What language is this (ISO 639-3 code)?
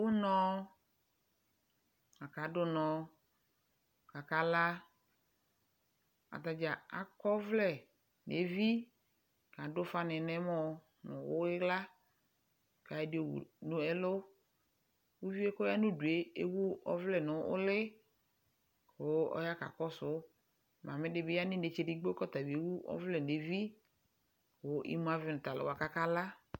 kpo